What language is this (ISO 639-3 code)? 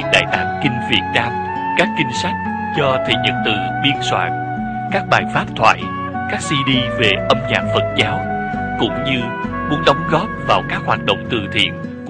vie